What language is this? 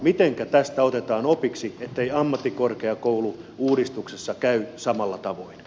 Finnish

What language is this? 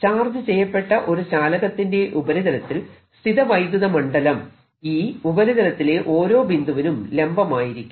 Malayalam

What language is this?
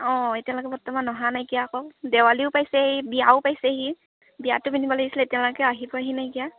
Assamese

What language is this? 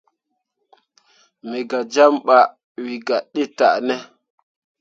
Mundang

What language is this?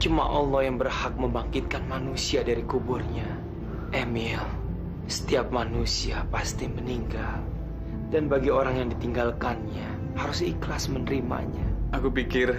Indonesian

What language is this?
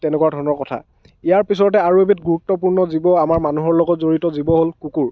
Assamese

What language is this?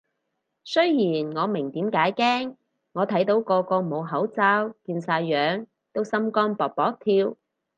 Cantonese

